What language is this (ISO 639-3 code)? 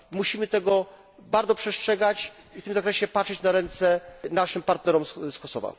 pol